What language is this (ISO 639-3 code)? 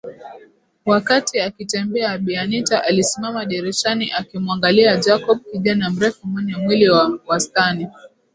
swa